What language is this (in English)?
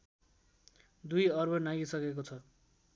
Nepali